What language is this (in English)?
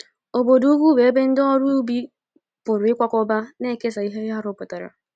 Igbo